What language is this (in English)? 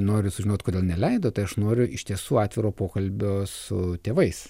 Lithuanian